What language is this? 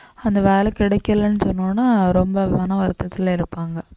Tamil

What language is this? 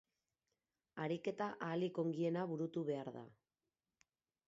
Basque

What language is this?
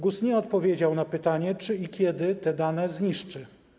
Polish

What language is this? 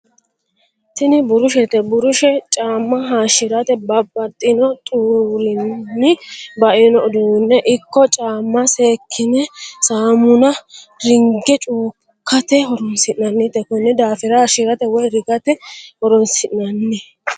Sidamo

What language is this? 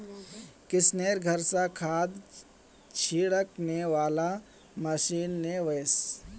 Magahi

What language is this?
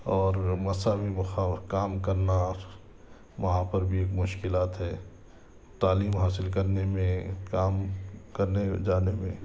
Urdu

